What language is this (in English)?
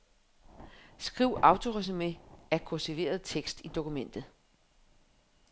Danish